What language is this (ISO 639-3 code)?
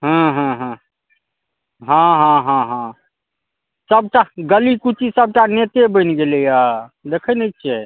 mai